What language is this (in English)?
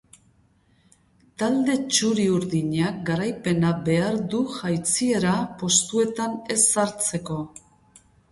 Basque